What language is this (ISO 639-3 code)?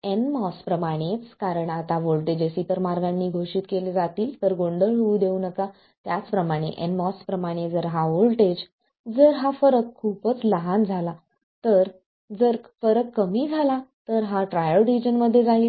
mar